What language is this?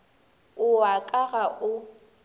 Northern Sotho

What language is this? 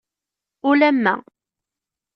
Kabyle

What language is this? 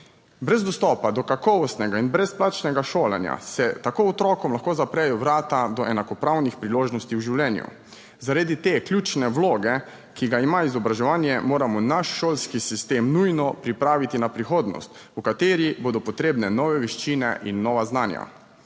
Slovenian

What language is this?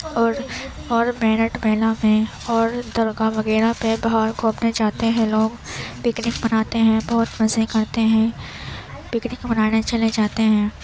Urdu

